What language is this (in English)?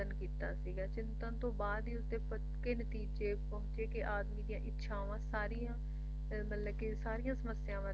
Punjabi